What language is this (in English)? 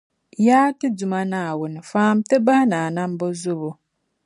Dagbani